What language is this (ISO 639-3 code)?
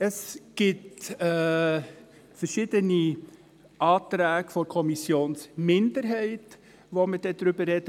gsw